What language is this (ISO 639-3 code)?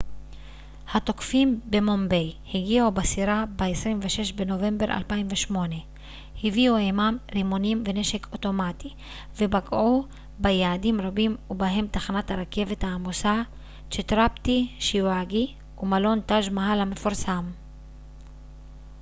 heb